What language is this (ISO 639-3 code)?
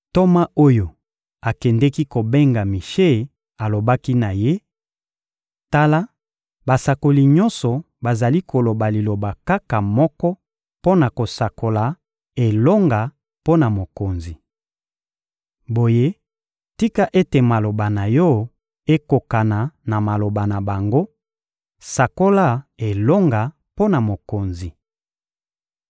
lin